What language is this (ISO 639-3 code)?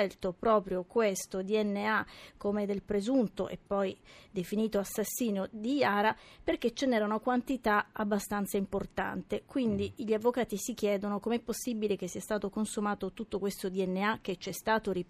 ita